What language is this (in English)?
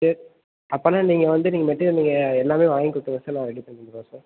Tamil